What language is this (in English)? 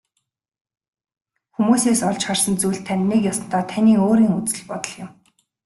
Mongolian